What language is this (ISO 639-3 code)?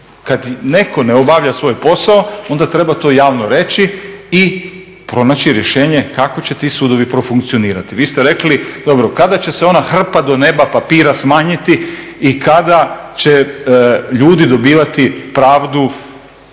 hrv